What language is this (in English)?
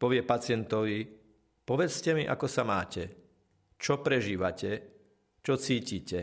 Slovak